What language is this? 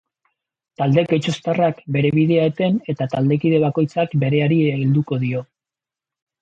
Basque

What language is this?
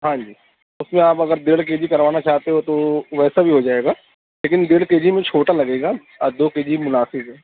Urdu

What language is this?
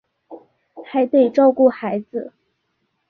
Chinese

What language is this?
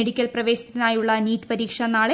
Malayalam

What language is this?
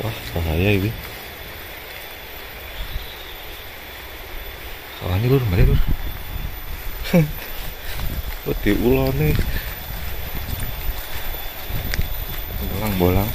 Indonesian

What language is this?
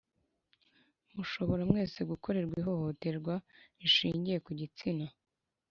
Kinyarwanda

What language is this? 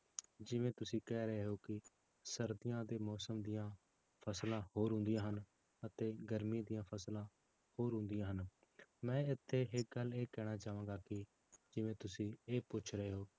Punjabi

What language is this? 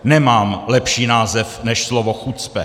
Czech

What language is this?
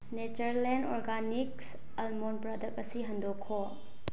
Manipuri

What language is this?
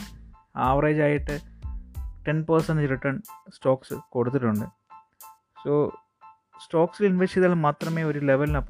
Malayalam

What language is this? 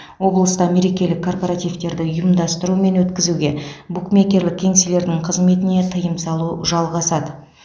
Kazakh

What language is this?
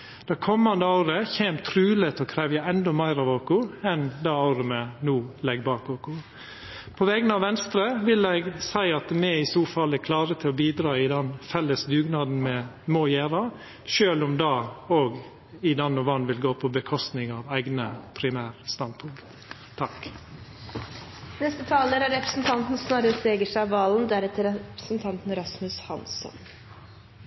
Norwegian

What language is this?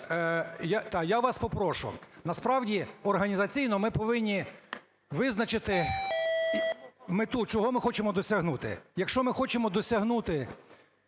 Ukrainian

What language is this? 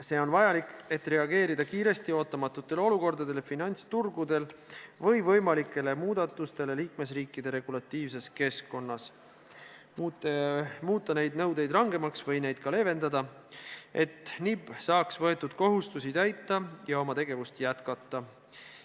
Estonian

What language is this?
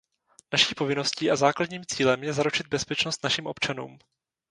Czech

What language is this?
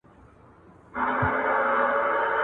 Pashto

